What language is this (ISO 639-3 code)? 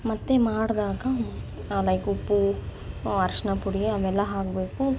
kan